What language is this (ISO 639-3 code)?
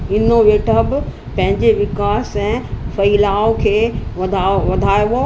snd